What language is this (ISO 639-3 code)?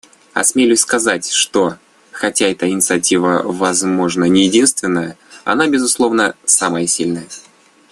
rus